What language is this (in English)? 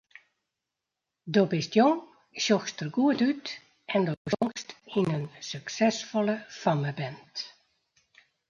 Western Frisian